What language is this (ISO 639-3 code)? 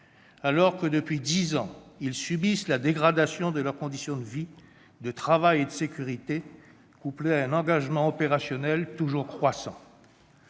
fra